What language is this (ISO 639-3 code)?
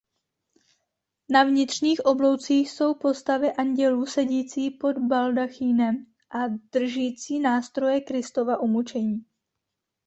ces